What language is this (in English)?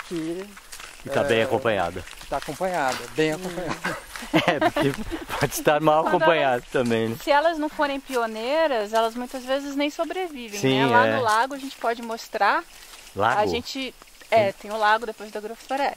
Portuguese